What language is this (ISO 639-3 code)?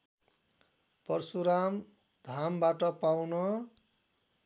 nep